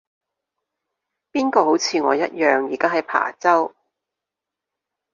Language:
Cantonese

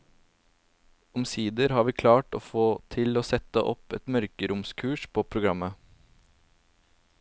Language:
Norwegian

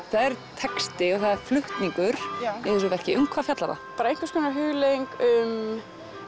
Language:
Icelandic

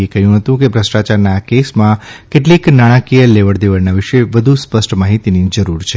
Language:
Gujarati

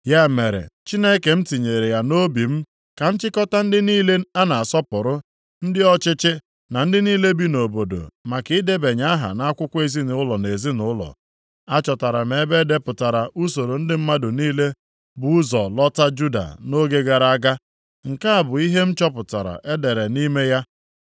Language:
Igbo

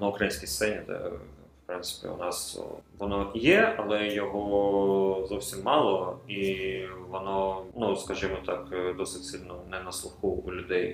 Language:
Ukrainian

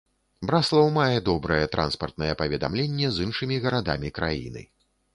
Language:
Belarusian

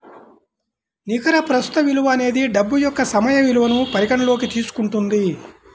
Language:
Telugu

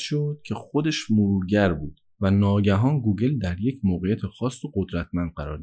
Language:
Persian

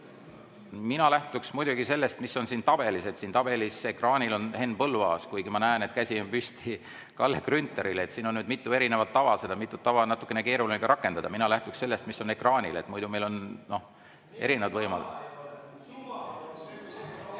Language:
Estonian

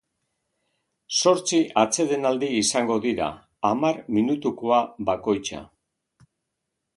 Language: Basque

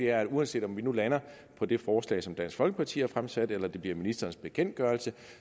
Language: Danish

